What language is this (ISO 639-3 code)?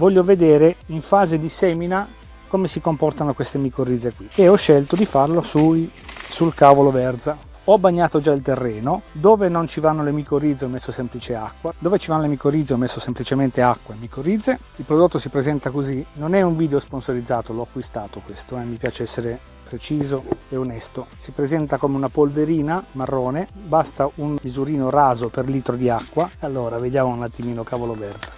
ita